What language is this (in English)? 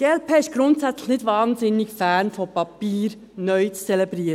Swiss German